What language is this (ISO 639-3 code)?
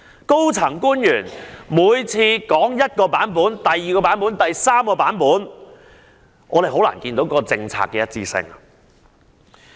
yue